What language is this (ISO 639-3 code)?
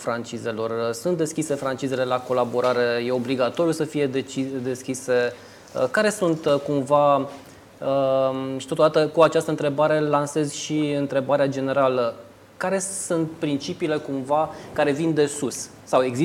ron